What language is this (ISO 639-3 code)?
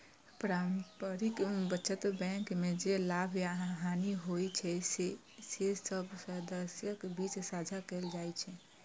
mai